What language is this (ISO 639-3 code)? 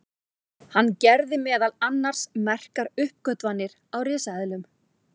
isl